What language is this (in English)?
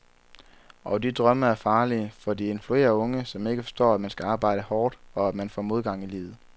Danish